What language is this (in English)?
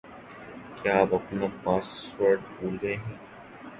Urdu